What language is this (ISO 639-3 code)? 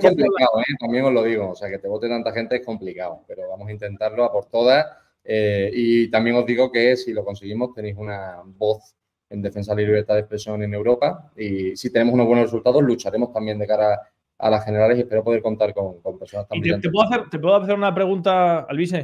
spa